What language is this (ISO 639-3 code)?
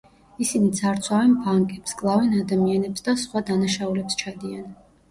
kat